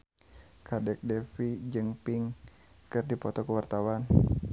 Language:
Sundanese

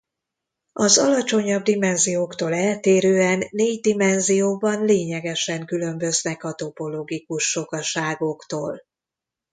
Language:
Hungarian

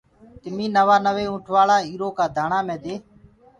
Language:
Gurgula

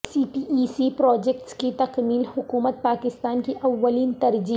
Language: Urdu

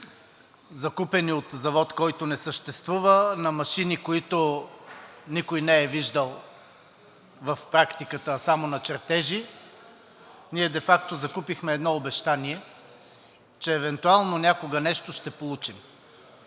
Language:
Bulgarian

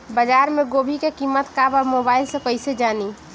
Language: Bhojpuri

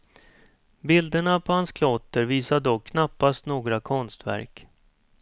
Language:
Swedish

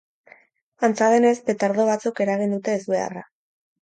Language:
Basque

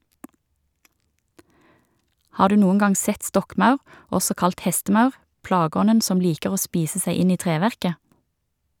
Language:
Norwegian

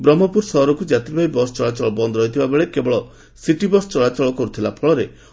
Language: Odia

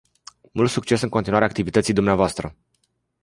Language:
Romanian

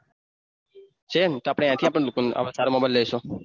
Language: Gujarati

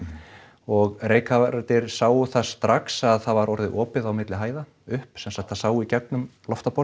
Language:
Icelandic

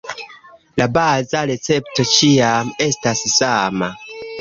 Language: Esperanto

